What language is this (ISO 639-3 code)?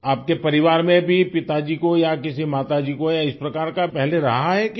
hin